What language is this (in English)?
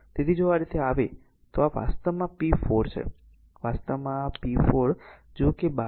Gujarati